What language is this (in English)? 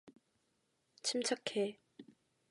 Korean